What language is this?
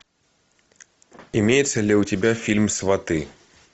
Russian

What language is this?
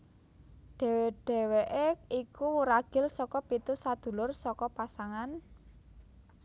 Javanese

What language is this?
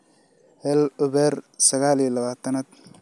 Somali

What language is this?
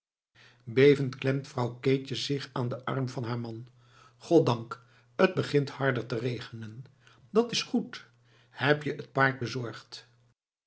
Dutch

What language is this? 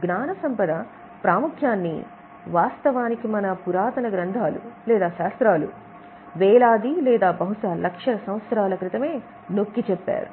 Telugu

